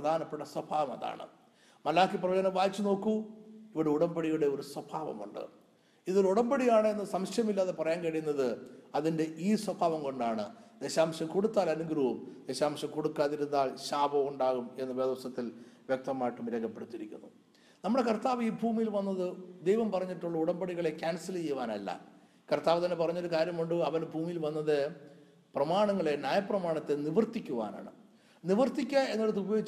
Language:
Malayalam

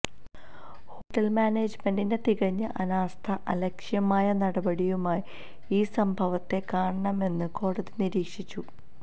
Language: Malayalam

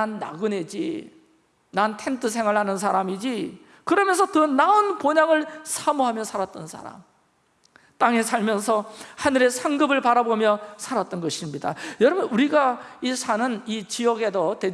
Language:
Korean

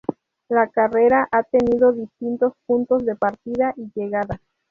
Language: Spanish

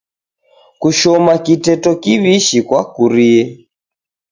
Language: Taita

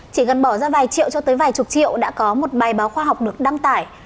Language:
Vietnamese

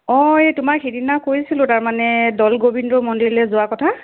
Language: Assamese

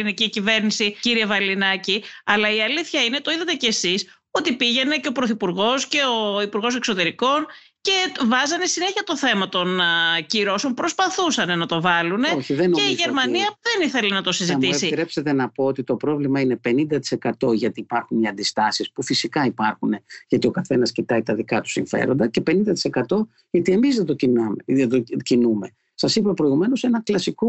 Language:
Greek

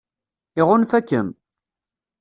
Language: Kabyle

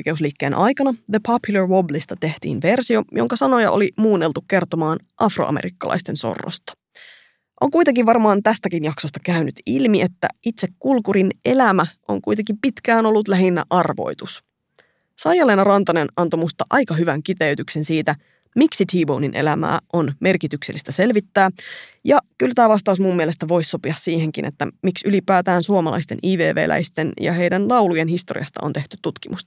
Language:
Finnish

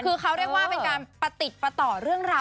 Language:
Thai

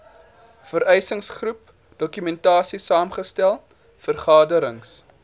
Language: Afrikaans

